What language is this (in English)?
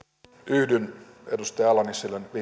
Finnish